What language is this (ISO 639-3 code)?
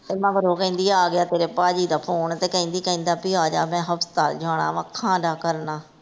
pan